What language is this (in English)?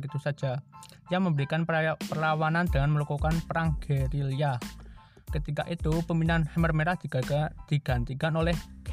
Indonesian